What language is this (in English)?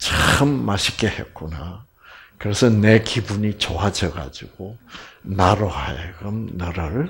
Korean